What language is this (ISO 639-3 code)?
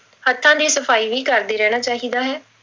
pan